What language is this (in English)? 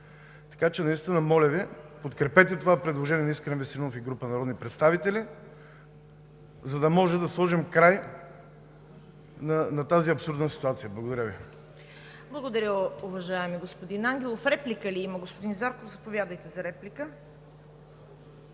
Bulgarian